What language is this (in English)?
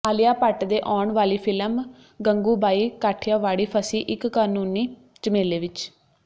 Punjabi